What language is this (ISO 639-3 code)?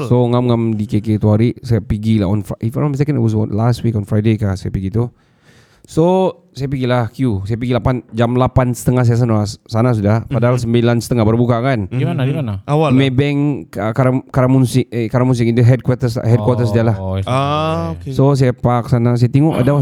msa